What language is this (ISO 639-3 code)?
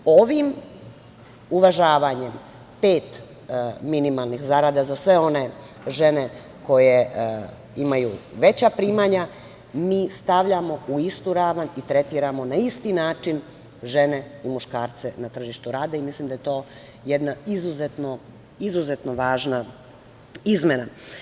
srp